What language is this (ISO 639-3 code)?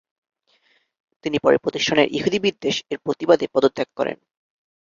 ben